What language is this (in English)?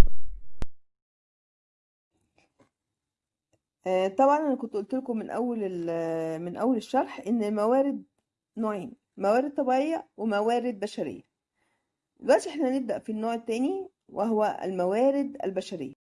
Arabic